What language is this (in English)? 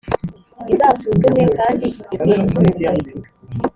Kinyarwanda